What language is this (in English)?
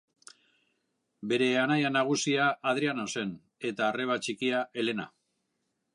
Basque